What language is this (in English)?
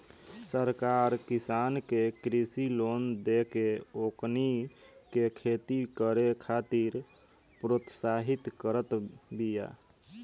Bhojpuri